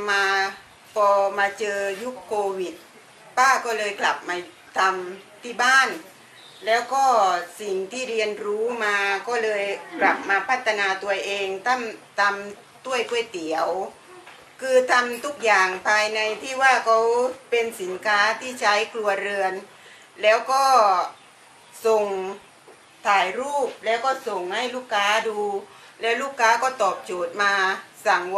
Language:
Thai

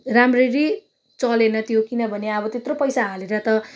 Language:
Nepali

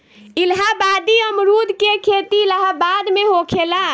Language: Bhojpuri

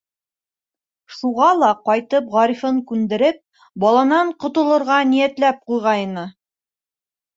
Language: Bashkir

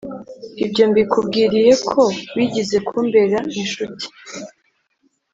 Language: Kinyarwanda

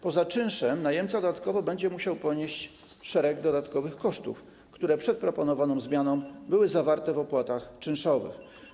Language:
Polish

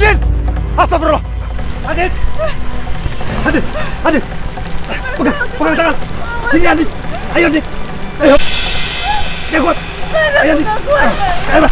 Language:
Indonesian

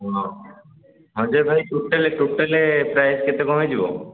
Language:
Odia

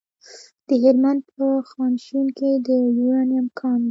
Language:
Pashto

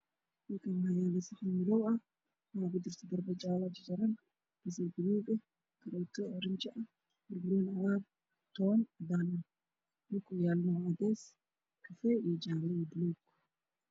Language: Somali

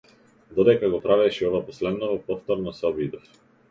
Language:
Macedonian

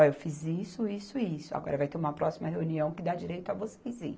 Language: Portuguese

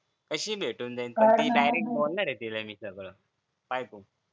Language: Marathi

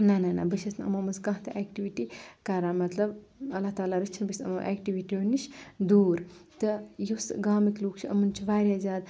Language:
Kashmiri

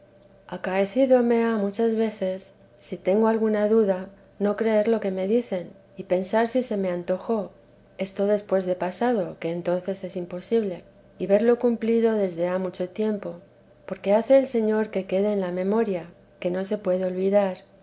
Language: Spanish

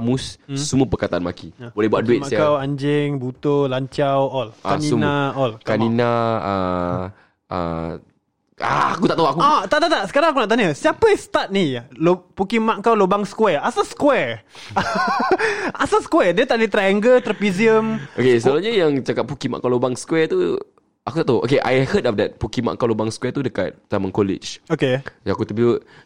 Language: Malay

